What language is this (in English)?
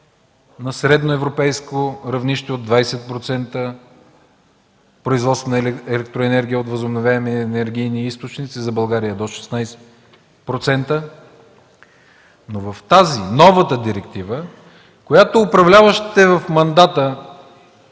Bulgarian